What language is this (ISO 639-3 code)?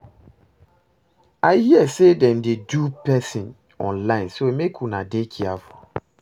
pcm